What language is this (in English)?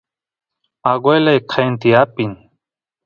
Santiago del Estero Quichua